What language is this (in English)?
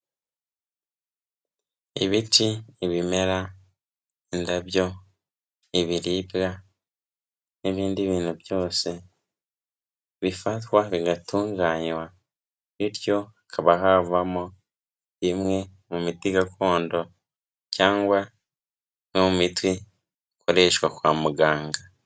Kinyarwanda